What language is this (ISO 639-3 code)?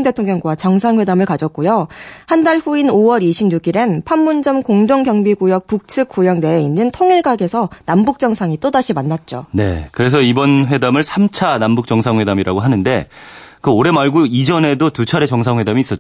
kor